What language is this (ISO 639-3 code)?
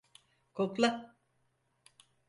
tur